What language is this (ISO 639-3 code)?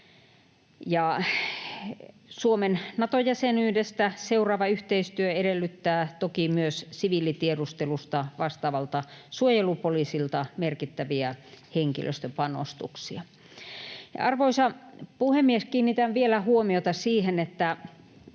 fin